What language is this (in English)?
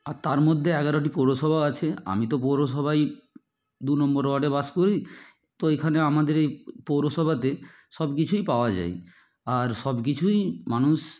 Bangla